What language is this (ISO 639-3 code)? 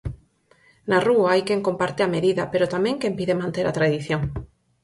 glg